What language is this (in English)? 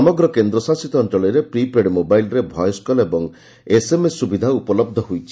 Odia